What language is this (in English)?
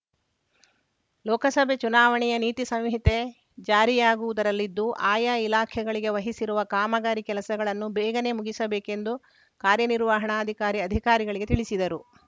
Kannada